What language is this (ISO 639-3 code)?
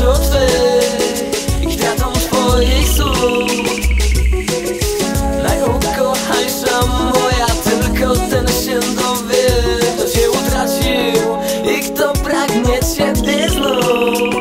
pol